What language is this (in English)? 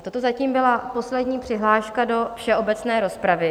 Czech